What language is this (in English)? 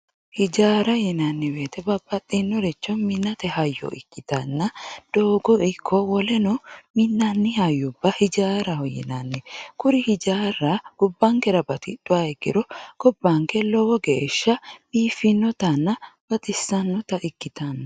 Sidamo